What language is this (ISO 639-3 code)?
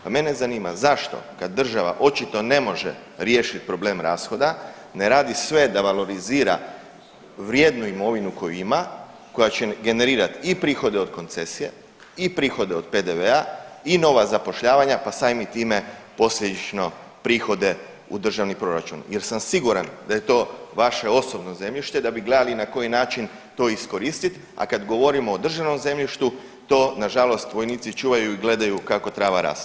hrv